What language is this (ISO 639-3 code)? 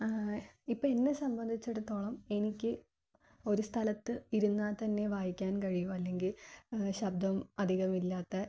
mal